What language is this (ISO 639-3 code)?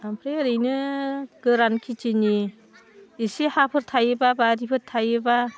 brx